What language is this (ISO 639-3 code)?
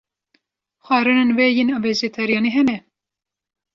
kur